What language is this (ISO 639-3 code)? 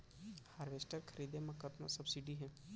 hne